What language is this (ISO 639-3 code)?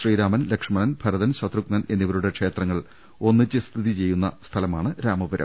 mal